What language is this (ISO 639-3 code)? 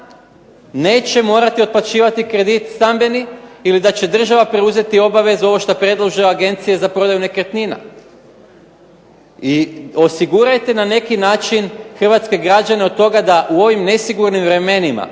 hrv